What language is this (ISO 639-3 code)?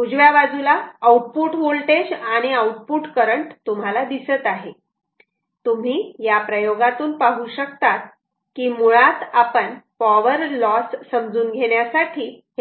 mar